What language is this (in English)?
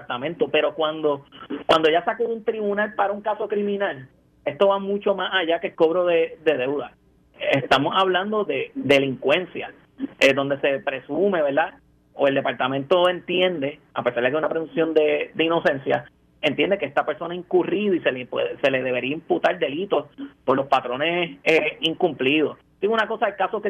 Spanish